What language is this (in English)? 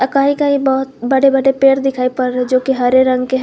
Hindi